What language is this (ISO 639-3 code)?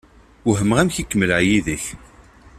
kab